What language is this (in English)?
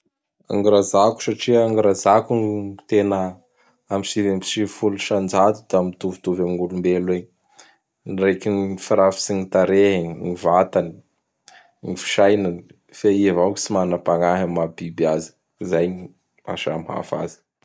Bara Malagasy